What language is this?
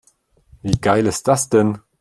German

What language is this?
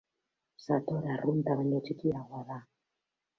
Basque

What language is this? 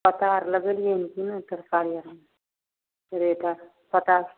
Maithili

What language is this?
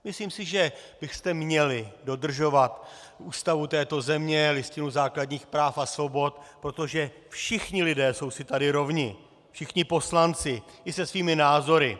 Czech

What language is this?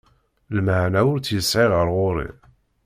Kabyle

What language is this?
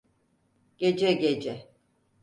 Turkish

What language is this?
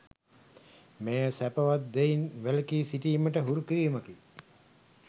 Sinhala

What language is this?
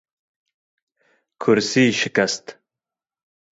Kurdish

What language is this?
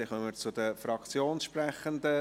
Swiss German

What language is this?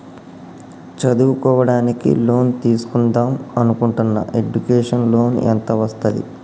Telugu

